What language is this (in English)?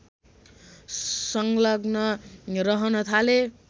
Nepali